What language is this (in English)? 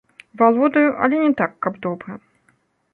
Belarusian